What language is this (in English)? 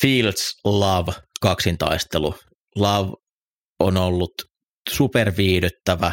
Finnish